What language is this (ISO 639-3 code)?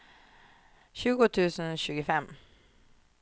swe